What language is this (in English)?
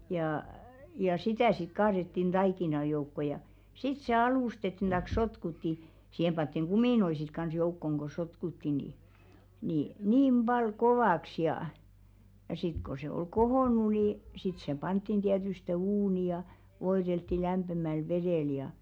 Finnish